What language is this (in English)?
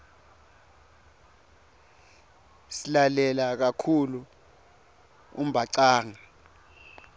Swati